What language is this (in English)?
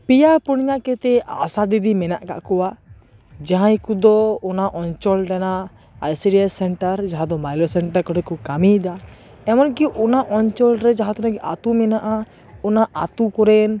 Santali